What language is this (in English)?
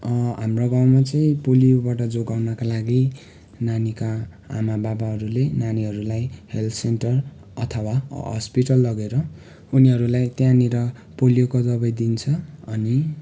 Nepali